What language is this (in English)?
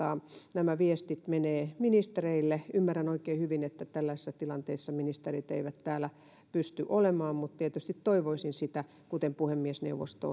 Finnish